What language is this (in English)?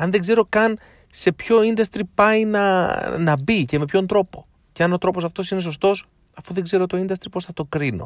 Greek